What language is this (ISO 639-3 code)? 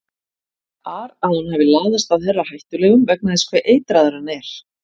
isl